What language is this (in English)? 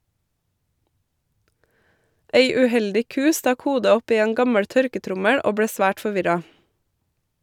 Norwegian